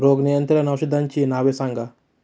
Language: Marathi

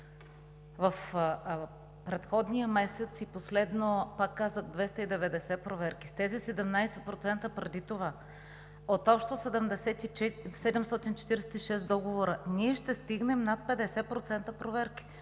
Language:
Bulgarian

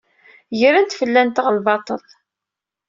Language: Kabyle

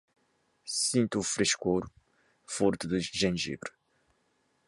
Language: Portuguese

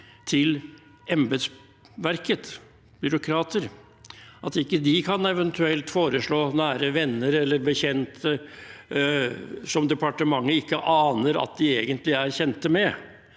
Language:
Norwegian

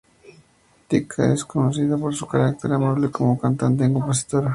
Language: Spanish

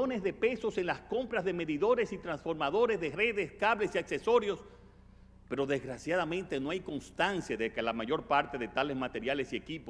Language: Spanish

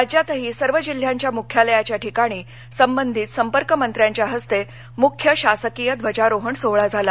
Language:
Marathi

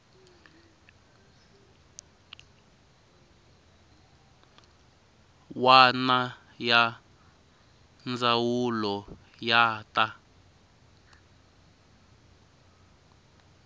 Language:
Tsonga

